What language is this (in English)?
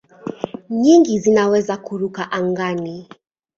Swahili